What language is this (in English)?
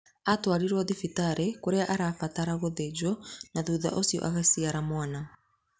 Kikuyu